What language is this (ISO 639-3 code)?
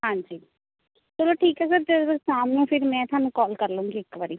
pan